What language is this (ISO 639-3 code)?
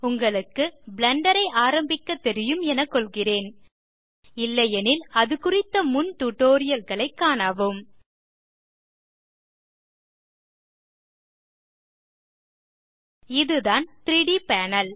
tam